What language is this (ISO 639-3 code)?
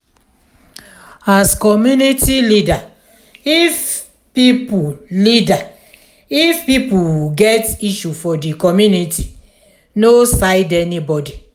pcm